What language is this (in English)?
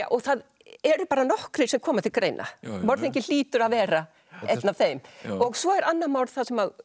Icelandic